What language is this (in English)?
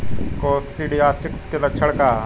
Bhojpuri